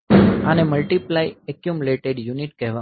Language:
Gujarati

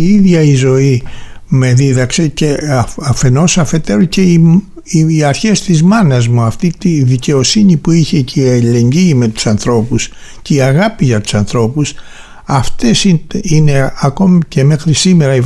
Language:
Greek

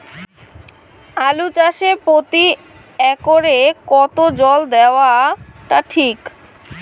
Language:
Bangla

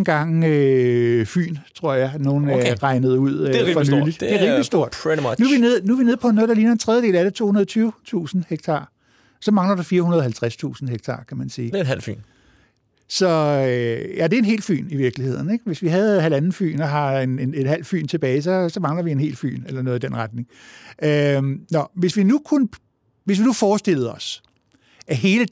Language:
Danish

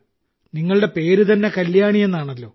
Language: Malayalam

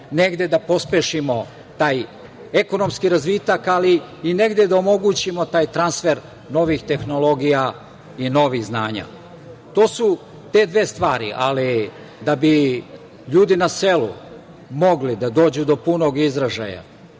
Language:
Serbian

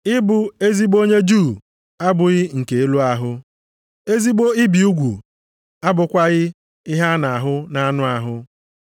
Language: Igbo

